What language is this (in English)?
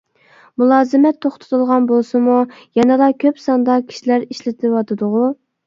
Uyghur